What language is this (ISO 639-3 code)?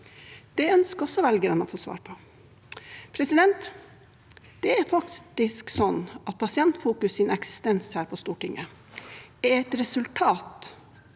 nor